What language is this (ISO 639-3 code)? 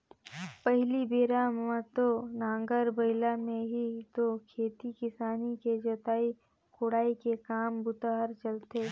hne